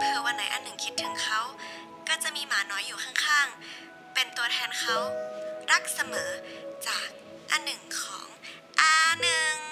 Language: Thai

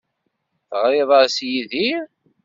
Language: Kabyle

